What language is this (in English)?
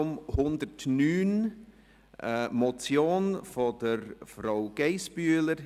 Swiss German